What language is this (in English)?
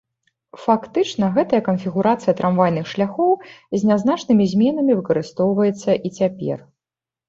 Belarusian